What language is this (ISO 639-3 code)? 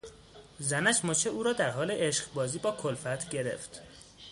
fas